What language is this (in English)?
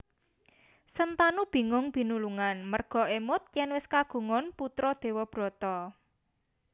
Javanese